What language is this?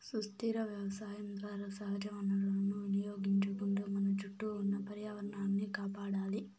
Telugu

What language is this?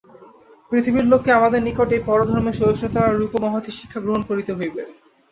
Bangla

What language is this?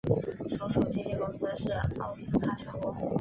Chinese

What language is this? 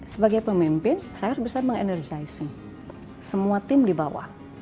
Indonesian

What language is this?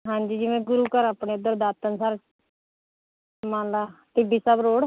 Punjabi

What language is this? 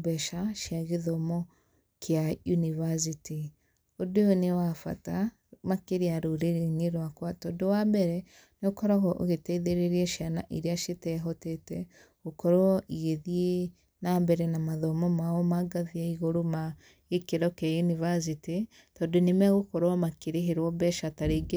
Kikuyu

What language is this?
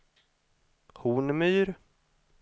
Swedish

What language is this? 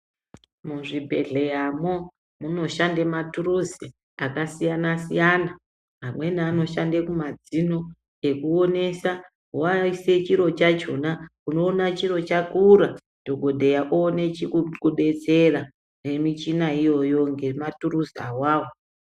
Ndau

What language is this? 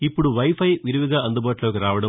Telugu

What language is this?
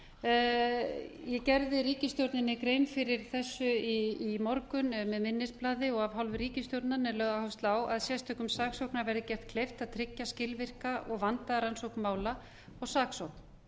Icelandic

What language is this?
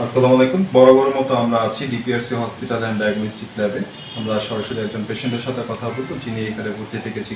Turkish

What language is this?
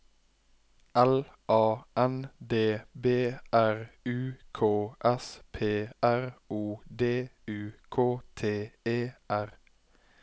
Norwegian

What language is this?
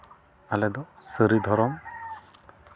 Santali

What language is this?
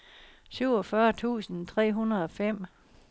Danish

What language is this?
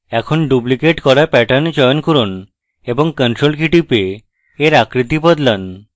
Bangla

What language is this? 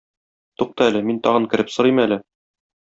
Tatar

